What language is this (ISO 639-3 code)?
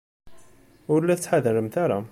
kab